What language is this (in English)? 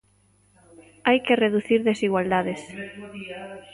Galician